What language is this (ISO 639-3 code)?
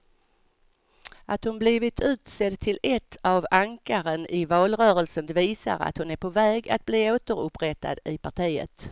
swe